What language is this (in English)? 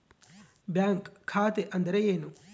Kannada